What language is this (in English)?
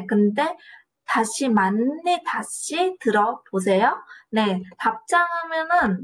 Korean